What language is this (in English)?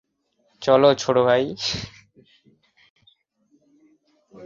Bangla